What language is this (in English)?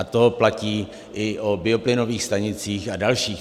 Czech